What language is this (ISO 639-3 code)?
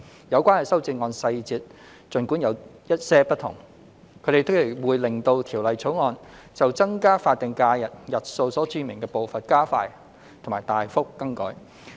yue